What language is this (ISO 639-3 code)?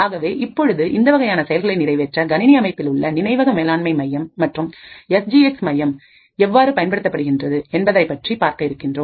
tam